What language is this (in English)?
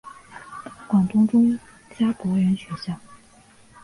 Chinese